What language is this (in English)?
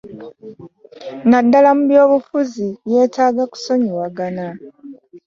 Ganda